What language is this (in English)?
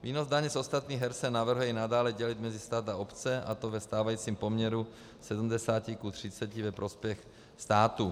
Czech